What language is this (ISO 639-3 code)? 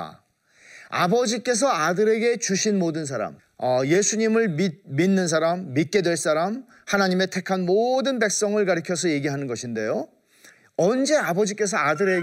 kor